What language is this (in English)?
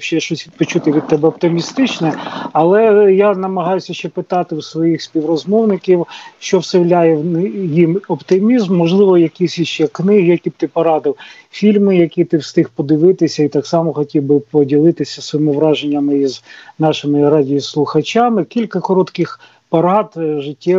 Ukrainian